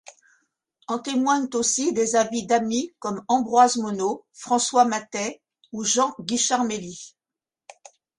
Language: French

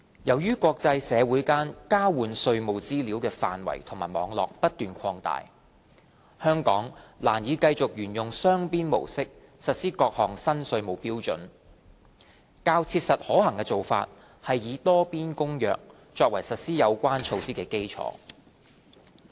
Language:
Cantonese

